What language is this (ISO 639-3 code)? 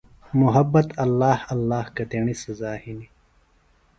phl